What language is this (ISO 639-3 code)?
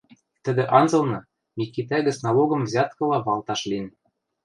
mrj